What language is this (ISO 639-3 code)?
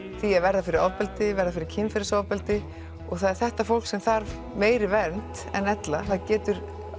isl